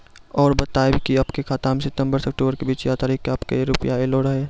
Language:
Maithili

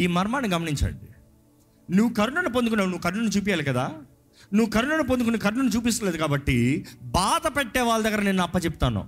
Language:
Telugu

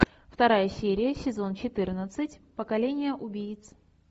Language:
Russian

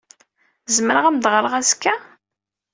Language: Kabyle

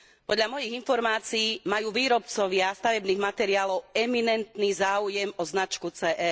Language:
Slovak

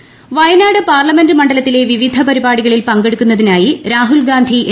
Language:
Malayalam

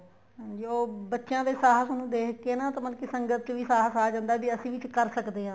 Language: Punjabi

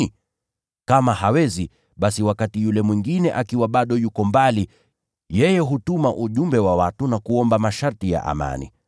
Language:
Swahili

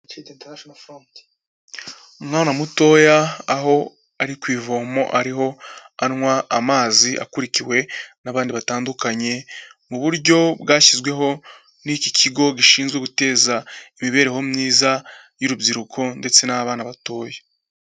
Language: Kinyarwanda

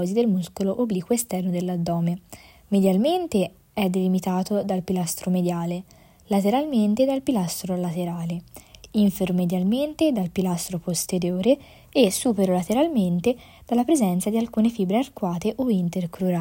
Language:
Italian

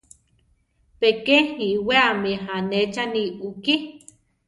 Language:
Central Tarahumara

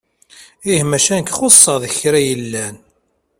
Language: Kabyle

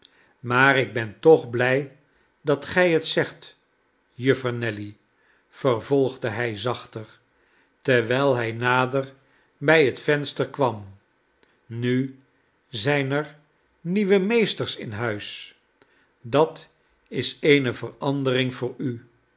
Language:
Dutch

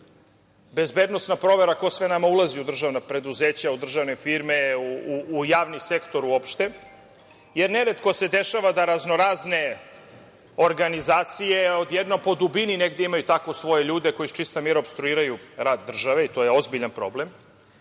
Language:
Serbian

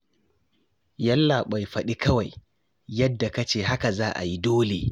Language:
Hausa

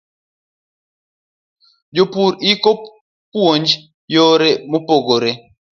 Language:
Luo (Kenya and Tanzania)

